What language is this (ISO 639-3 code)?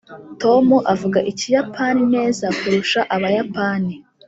kin